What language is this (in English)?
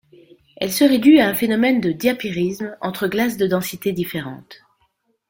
French